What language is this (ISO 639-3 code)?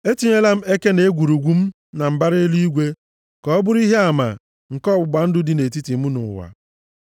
ibo